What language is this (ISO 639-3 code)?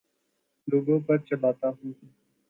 urd